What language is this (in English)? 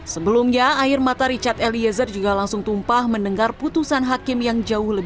Indonesian